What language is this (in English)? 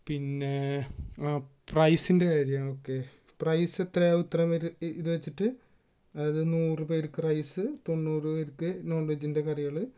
Malayalam